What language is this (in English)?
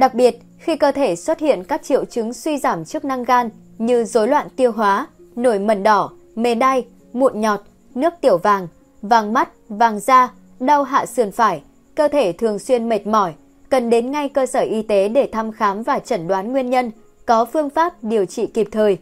Vietnamese